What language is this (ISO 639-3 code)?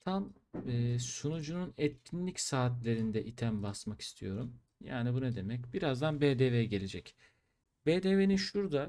tur